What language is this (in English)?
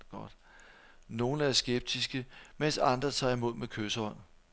Danish